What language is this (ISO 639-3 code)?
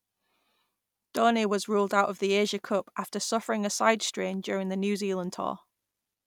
eng